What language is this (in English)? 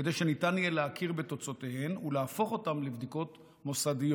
Hebrew